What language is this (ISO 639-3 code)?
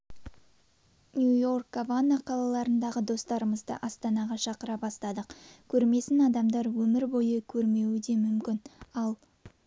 kaz